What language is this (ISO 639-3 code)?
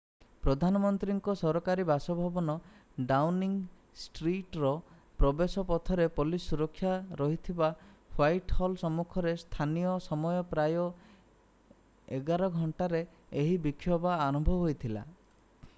ori